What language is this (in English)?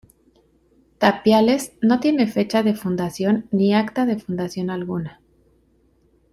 Spanish